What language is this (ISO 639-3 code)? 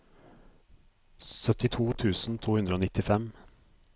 nor